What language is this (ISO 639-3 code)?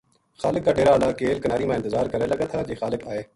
gju